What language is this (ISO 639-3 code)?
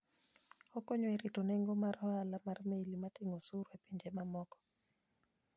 luo